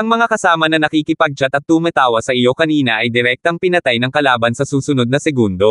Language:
Filipino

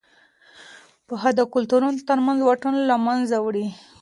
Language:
Pashto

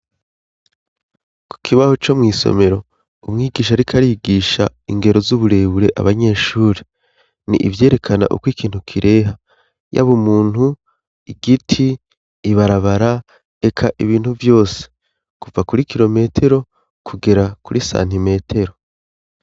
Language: Rundi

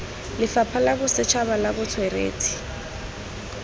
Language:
Tswana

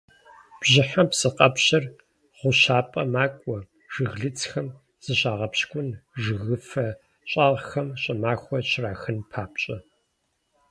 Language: Kabardian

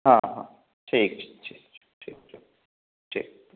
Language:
Maithili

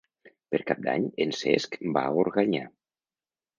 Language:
Catalan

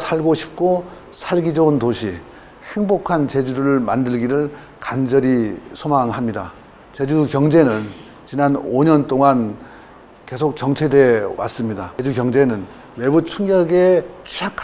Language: Korean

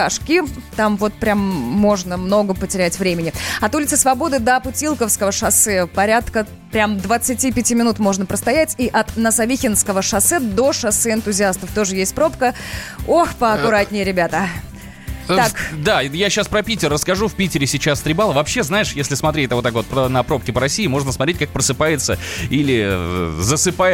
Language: Russian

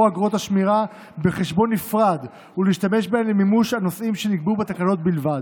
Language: Hebrew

